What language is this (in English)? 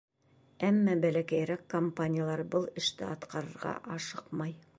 Bashkir